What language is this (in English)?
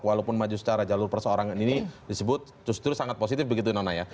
Indonesian